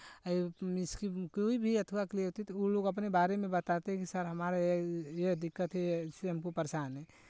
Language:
Hindi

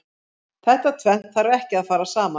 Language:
Icelandic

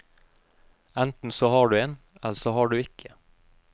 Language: Norwegian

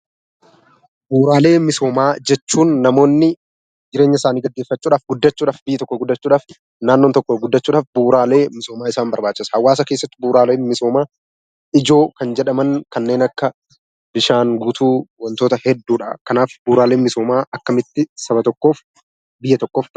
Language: Oromo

